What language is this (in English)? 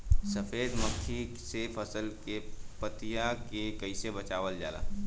Bhojpuri